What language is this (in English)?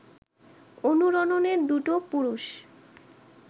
Bangla